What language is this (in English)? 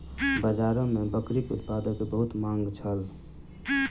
Maithili